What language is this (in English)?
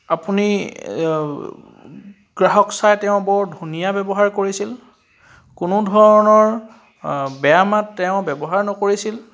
Assamese